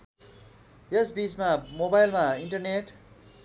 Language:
Nepali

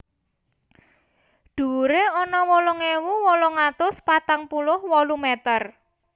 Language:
Javanese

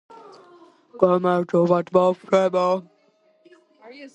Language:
Georgian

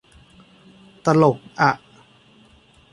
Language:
Thai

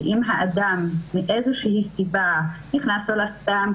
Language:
Hebrew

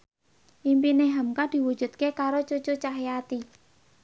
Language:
Javanese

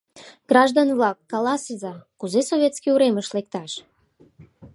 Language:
Mari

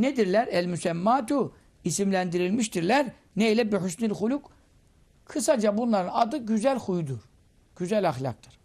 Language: Turkish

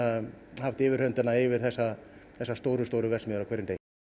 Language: Icelandic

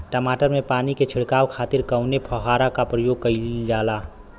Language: Bhojpuri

